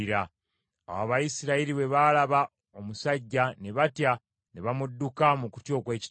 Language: Ganda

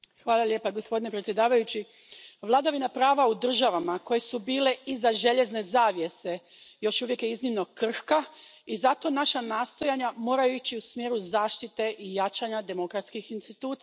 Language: Croatian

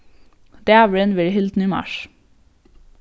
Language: Faroese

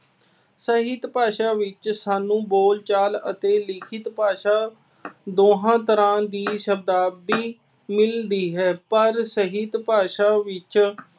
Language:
Punjabi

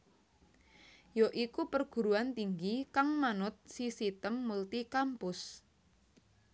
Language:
Javanese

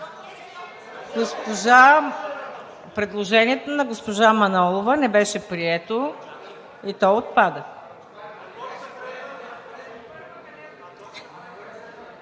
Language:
Bulgarian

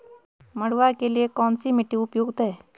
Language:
Hindi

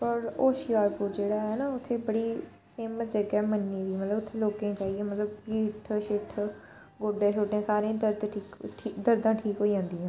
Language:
Dogri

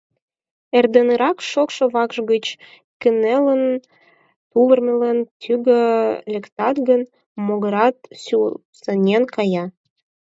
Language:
Mari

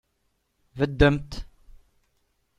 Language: Kabyle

